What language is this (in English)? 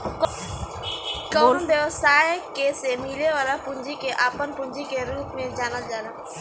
Bhojpuri